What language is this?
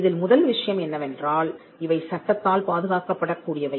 Tamil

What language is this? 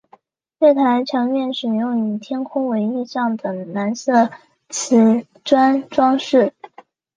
Chinese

